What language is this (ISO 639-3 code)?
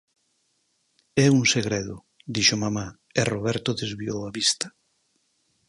glg